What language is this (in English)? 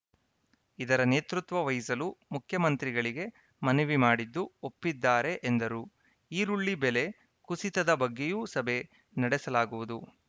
Kannada